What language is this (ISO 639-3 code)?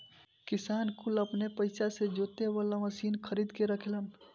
bho